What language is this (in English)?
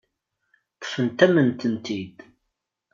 Kabyle